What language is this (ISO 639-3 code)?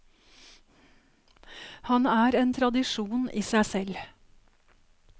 nor